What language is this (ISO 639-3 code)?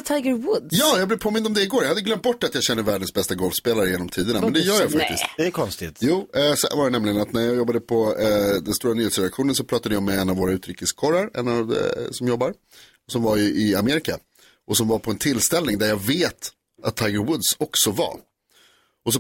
swe